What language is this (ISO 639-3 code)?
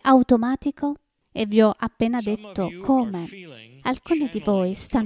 ita